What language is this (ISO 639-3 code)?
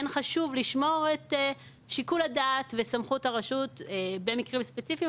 heb